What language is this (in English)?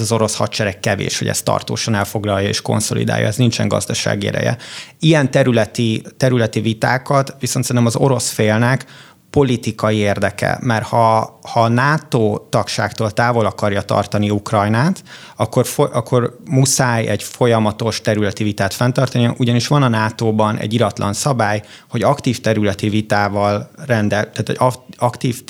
Hungarian